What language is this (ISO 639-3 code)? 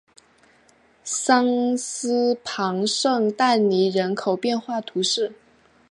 zho